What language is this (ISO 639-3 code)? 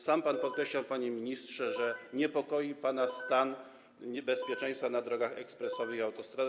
pol